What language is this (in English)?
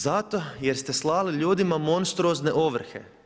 Croatian